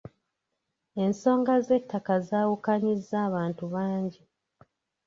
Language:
Ganda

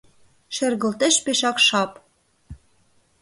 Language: Mari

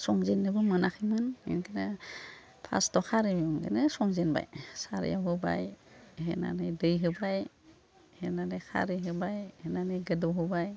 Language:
Bodo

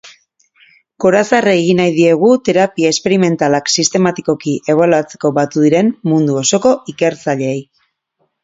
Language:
Basque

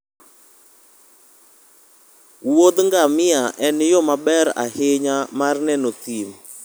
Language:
Luo (Kenya and Tanzania)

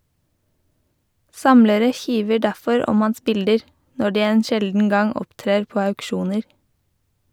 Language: Norwegian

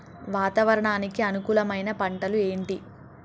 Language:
Telugu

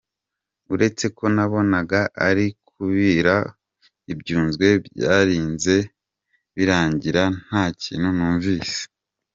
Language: Kinyarwanda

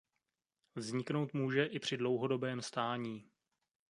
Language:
Czech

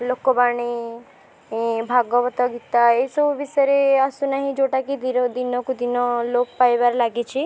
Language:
Odia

